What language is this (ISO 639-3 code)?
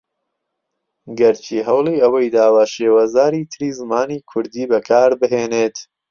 ckb